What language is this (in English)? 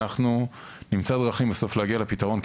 Hebrew